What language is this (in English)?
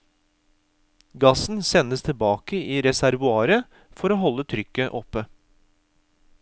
Norwegian